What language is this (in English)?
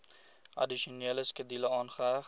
Afrikaans